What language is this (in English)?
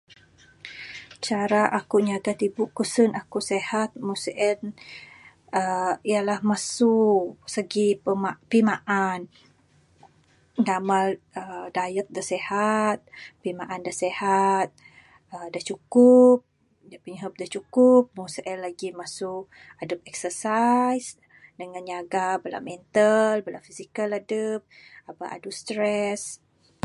Bukar-Sadung Bidayuh